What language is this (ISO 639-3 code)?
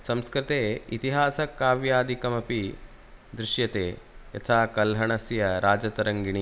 san